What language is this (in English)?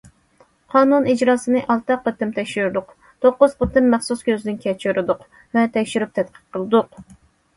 Uyghur